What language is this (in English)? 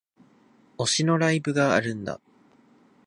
Japanese